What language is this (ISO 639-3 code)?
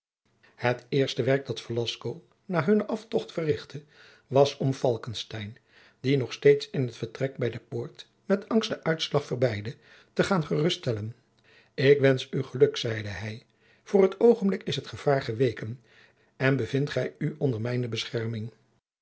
nld